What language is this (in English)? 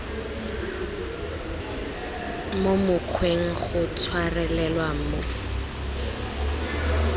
Tswana